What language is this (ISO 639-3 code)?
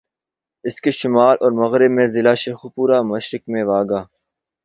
urd